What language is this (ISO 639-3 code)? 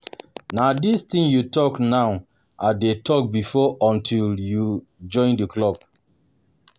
pcm